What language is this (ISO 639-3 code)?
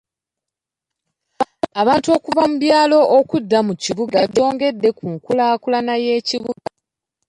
lug